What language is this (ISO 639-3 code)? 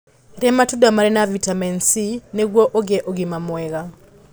kik